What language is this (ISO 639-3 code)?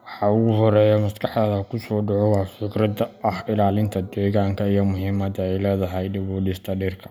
som